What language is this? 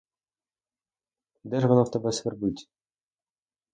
Ukrainian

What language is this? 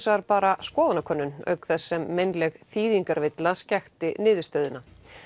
Icelandic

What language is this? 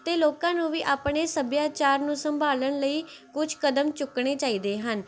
Punjabi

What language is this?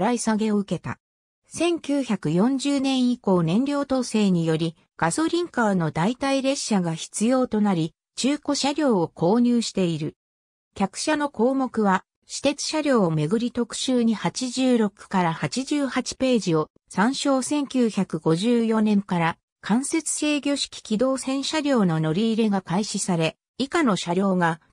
Japanese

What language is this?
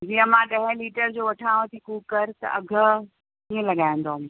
Sindhi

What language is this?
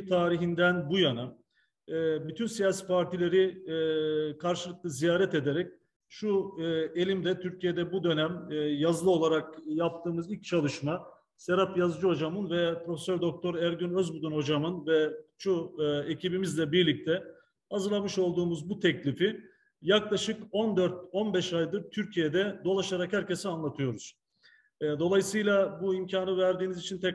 Turkish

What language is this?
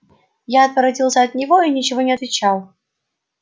Russian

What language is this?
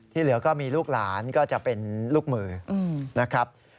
Thai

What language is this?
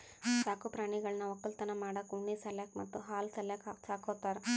Kannada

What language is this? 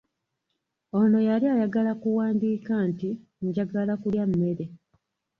Ganda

